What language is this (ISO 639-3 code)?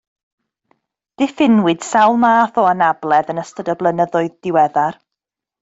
cym